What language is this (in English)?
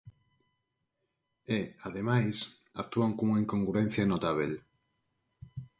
Galician